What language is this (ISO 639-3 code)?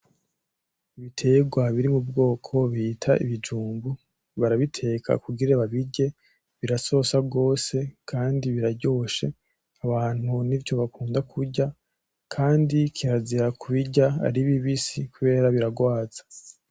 run